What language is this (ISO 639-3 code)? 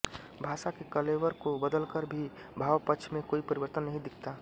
hin